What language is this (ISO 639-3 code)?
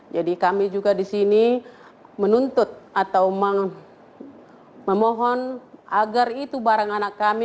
ind